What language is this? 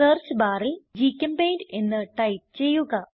Malayalam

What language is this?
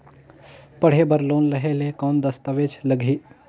Chhattisgarhi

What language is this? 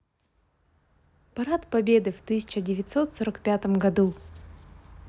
Russian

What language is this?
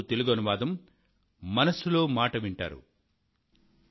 Telugu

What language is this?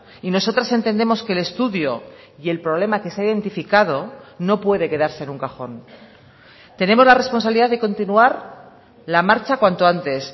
Spanish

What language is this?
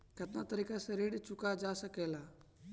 Bhojpuri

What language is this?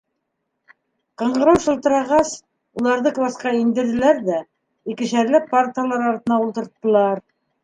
Bashkir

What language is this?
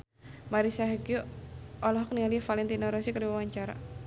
Sundanese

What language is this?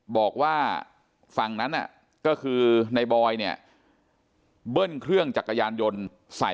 Thai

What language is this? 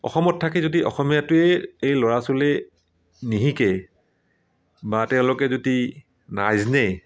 Assamese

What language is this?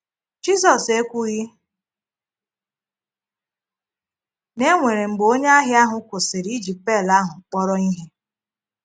Igbo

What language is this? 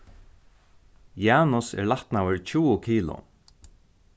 Faroese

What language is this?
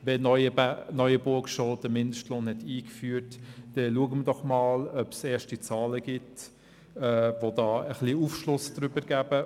Swiss German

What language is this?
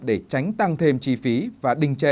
Vietnamese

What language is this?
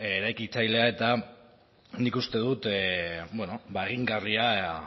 Basque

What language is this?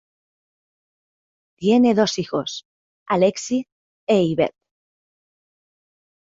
Spanish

